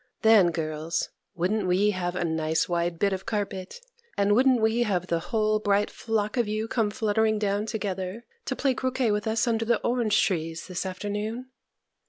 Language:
English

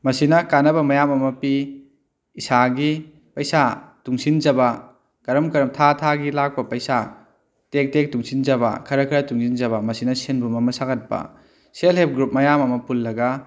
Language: Manipuri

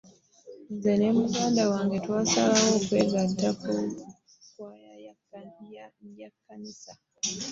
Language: Ganda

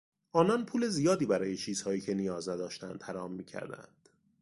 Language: Persian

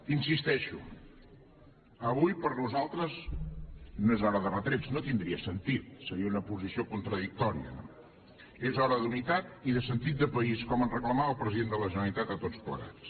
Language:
Catalan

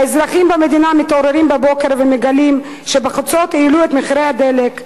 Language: Hebrew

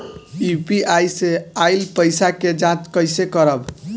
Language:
Bhojpuri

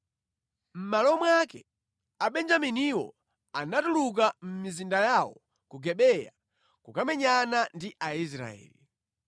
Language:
Nyanja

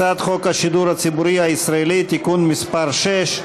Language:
Hebrew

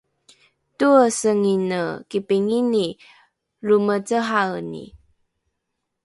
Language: Rukai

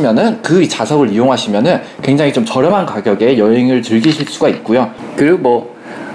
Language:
Korean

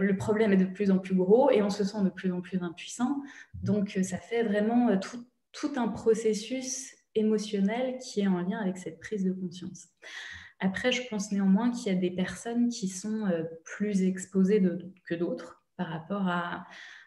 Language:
French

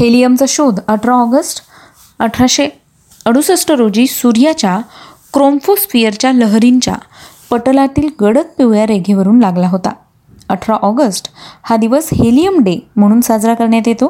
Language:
Marathi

